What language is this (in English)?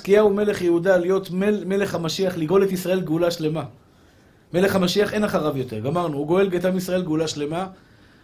Hebrew